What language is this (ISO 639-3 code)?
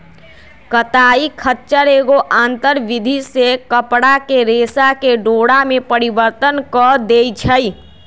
mag